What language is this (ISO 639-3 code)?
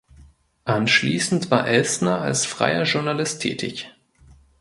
deu